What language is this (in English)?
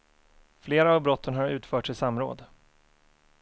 Swedish